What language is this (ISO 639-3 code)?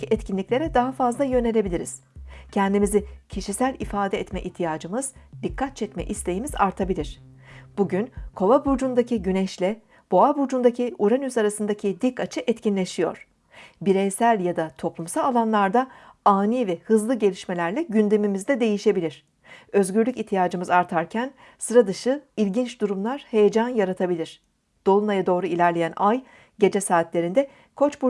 tur